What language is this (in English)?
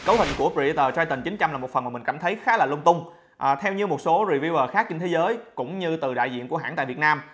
Vietnamese